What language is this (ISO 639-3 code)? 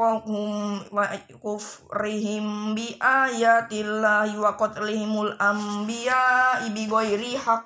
ind